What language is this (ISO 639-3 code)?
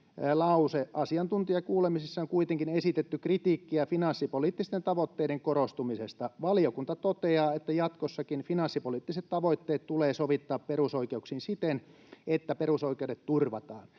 fin